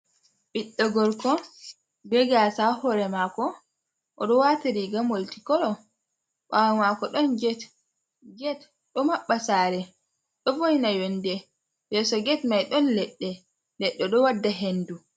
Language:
Fula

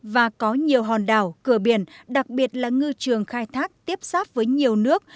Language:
Vietnamese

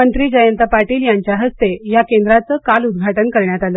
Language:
Marathi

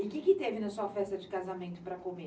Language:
Portuguese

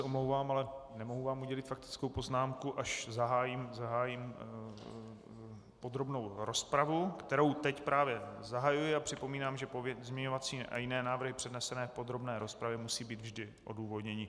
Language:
Czech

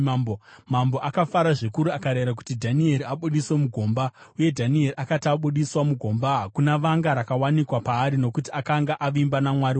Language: Shona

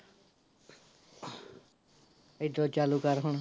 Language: Punjabi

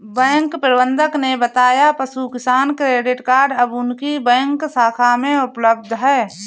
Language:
Hindi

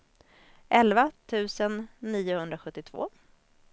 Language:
Swedish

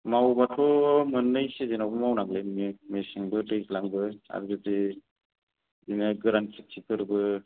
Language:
Bodo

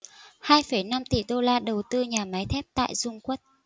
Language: Vietnamese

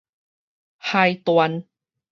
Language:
Min Nan Chinese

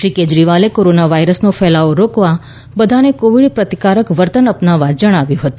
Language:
Gujarati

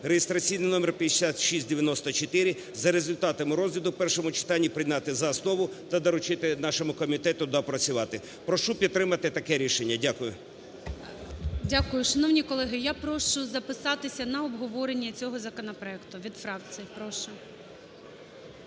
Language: Ukrainian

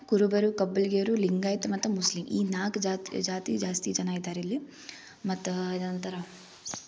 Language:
Kannada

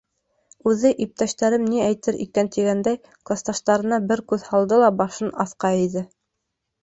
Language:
Bashkir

